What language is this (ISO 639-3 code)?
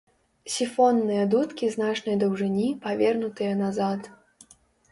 bel